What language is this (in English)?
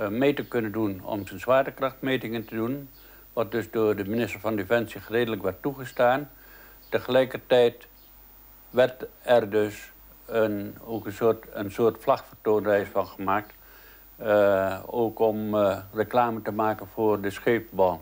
Dutch